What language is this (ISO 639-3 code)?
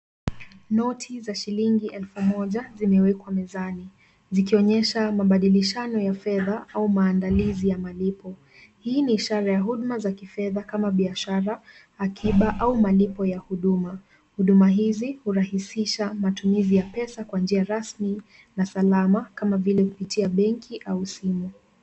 swa